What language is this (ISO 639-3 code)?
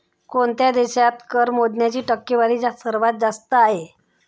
mar